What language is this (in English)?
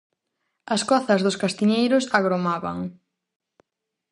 Galician